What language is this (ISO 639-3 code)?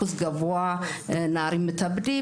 heb